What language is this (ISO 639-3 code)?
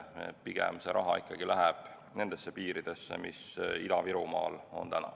est